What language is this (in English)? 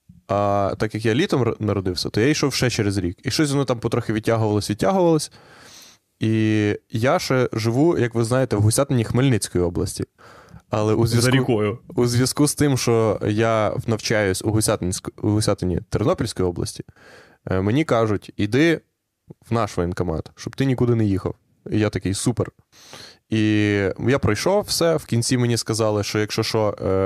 Ukrainian